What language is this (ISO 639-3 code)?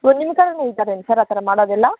kan